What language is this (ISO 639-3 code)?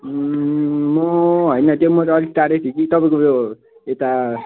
nep